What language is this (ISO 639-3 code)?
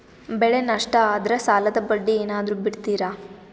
kan